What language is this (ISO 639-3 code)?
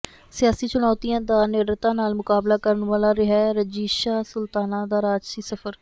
pan